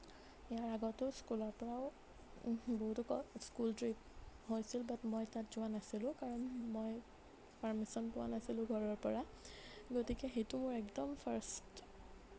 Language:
Assamese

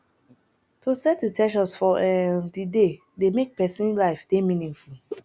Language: Nigerian Pidgin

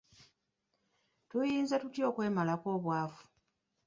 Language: Ganda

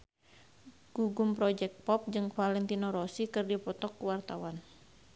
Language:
Sundanese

